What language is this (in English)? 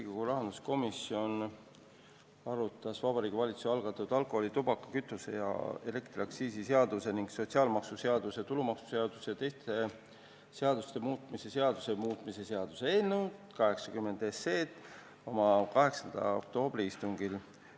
Estonian